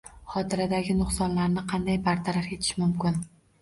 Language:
Uzbek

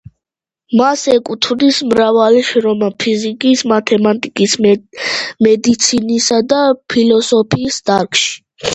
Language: Georgian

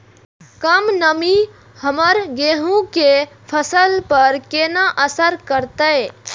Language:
Maithili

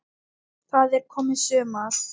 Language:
Icelandic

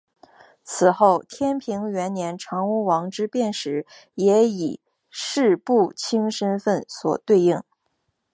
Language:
Chinese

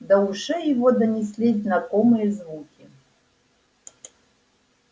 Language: Russian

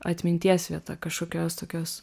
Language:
Lithuanian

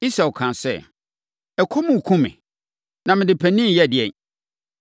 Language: Akan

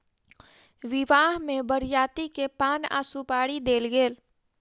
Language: Maithili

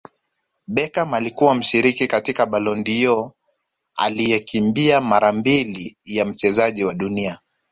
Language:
Swahili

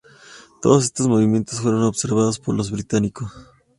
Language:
Spanish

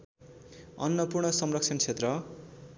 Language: Nepali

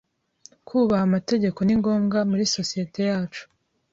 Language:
Kinyarwanda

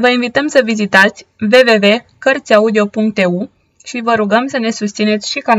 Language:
Romanian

